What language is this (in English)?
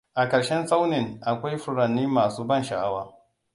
Hausa